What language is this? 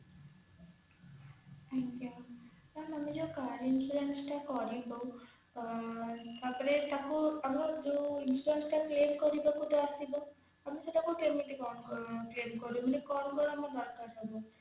Odia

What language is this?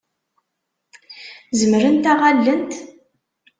Kabyle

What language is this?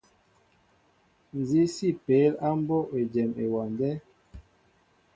Mbo (Cameroon)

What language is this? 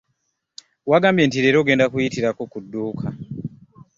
Ganda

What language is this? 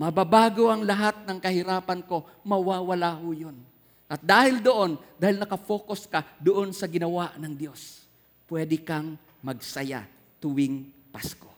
Filipino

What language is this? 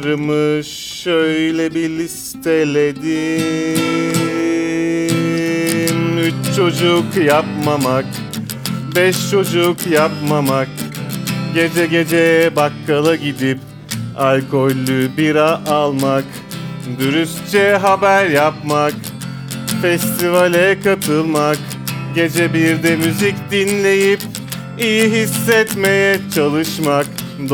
Turkish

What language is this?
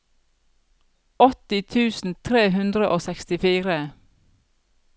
Norwegian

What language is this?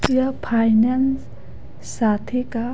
Hindi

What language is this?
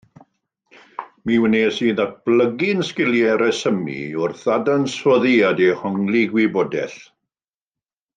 Welsh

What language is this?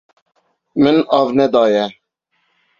Kurdish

